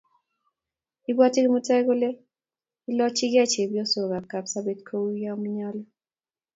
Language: Kalenjin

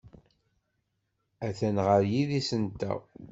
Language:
Kabyle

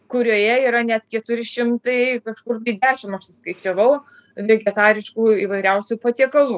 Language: Lithuanian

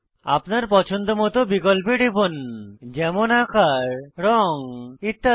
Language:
Bangla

